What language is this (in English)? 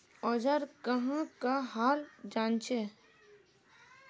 Magahi